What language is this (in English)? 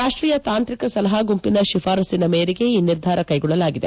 Kannada